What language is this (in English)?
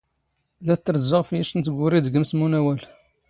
Standard Moroccan Tamazight